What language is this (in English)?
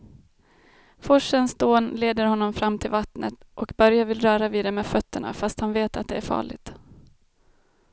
Swedish